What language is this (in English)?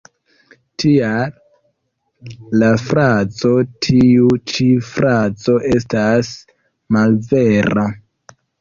Esperanto